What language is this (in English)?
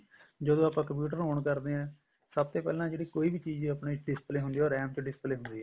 Punjabi